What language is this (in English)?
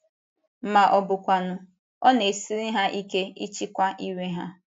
Igbo